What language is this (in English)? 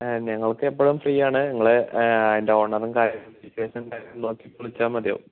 Malayalam